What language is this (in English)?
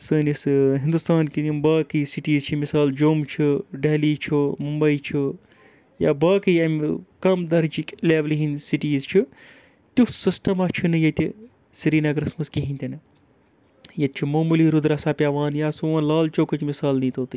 Kashmiri